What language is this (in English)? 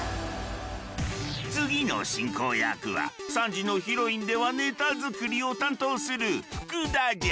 Japanese